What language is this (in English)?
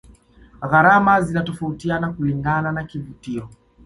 Swahili